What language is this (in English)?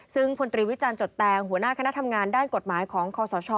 Thai